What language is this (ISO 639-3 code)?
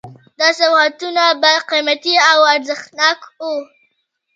pus